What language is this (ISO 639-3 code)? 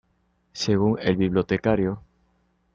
spa